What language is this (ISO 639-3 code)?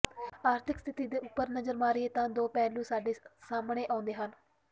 pan